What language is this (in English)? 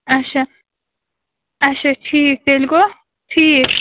Kashmiri